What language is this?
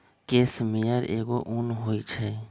Magahi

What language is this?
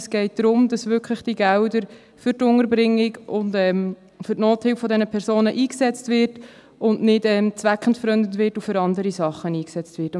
Swiss German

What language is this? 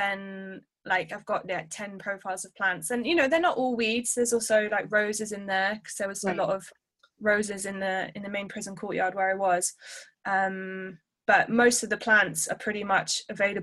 English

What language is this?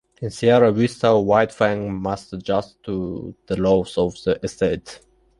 English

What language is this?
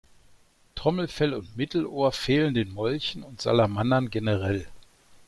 German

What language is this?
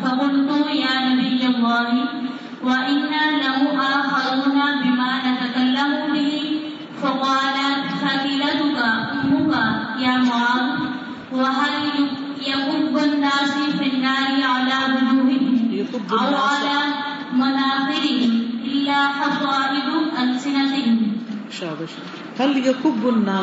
Urdu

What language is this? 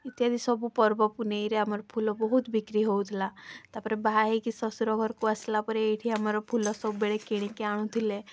Odia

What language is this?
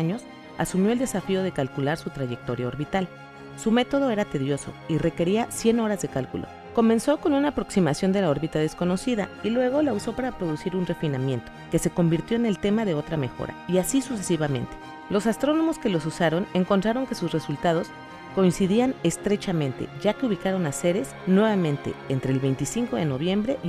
Spanish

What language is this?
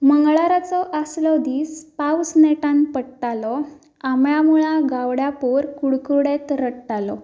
Konkani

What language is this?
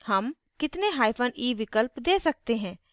Hindi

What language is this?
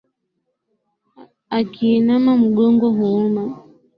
Swahili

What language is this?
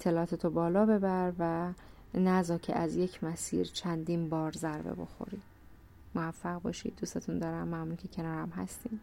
Persian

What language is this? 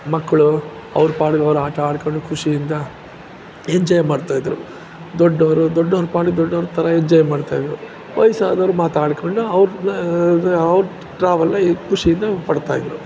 Kannada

